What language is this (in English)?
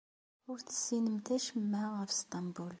Kabyle